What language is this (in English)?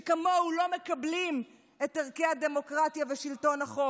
Hebrew